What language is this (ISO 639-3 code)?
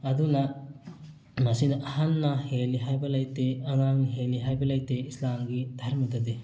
mni